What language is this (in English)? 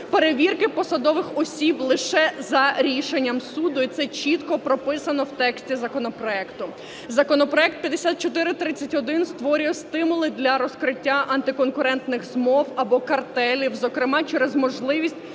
Ukrainian